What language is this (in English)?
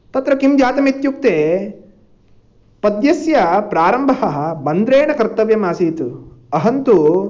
Sanskrit